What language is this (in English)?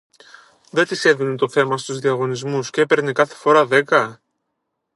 Greek